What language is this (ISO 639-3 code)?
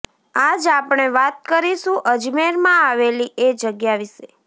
guj